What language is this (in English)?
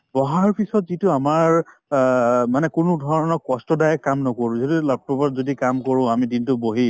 Assamese